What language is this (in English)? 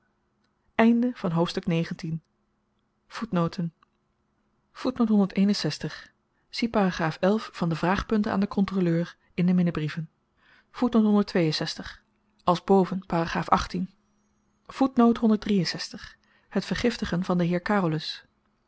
Dutch